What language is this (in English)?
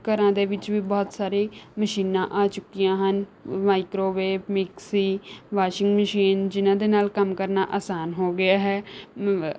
Punjabi